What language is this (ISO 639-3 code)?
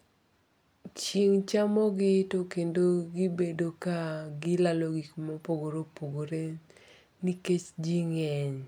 luo